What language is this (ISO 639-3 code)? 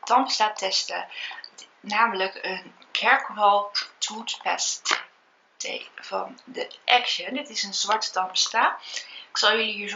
nld